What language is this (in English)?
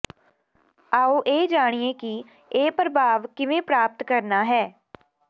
Punjabi